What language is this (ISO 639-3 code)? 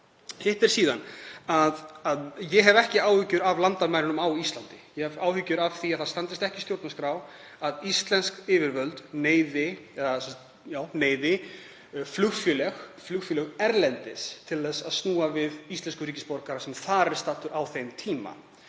isl